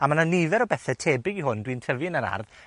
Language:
Welsh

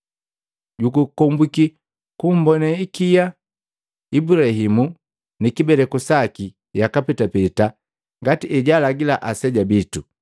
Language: Matengo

